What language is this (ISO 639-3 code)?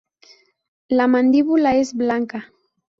spa